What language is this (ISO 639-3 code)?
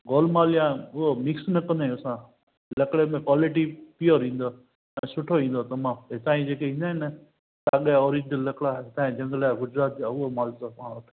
snd